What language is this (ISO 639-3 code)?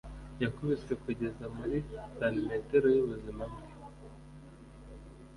kin